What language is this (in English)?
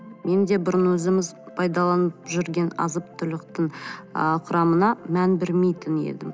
Kazakh